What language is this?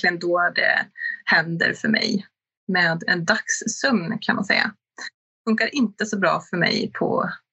Swedish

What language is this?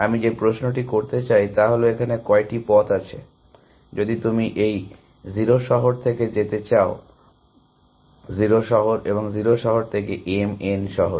Bangla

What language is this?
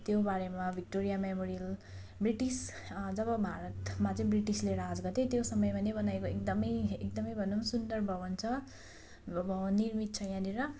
Nepali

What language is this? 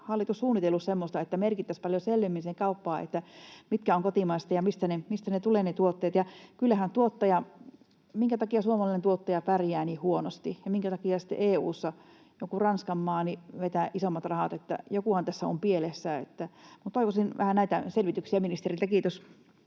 Finnish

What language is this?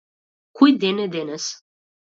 Macedonian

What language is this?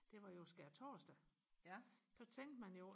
Danish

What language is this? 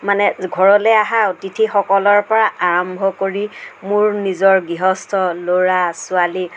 Assamese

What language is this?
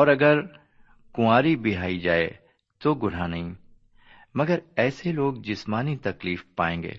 Urdu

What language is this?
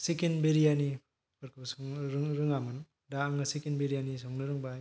Bodo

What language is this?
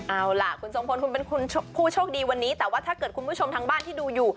Thai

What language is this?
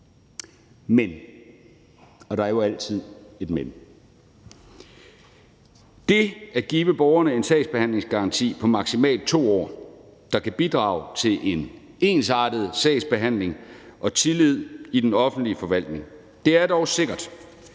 Danish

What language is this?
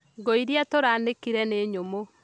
Kikuyu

